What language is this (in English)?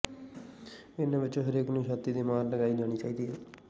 Punjabi